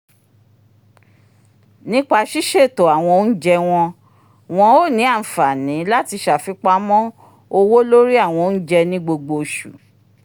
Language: Yoruba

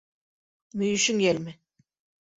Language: Bashkir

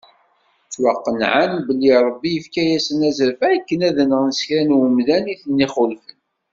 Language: Kabyle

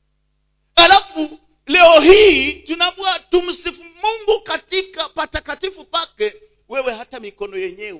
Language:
Swahili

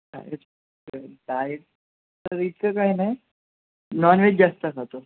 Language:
Marathi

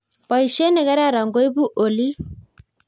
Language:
Kalenjin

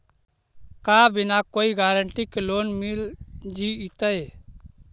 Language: Magahi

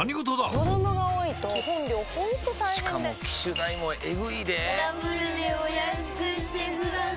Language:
Japanese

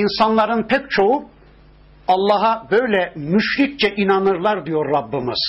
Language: Turkish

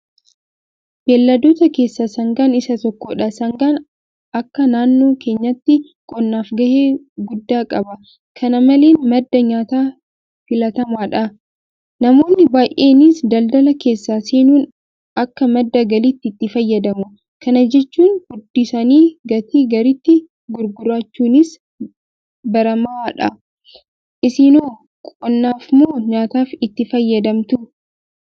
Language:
Oromo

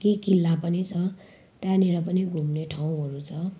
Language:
Nepali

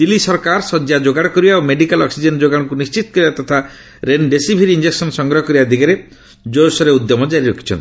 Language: Odia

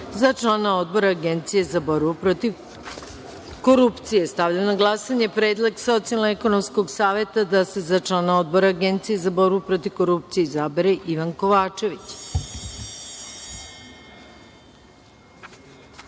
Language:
Serbian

